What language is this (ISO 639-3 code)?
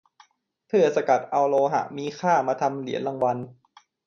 tha